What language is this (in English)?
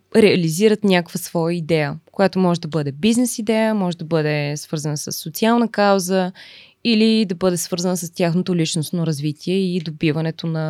Bulgarian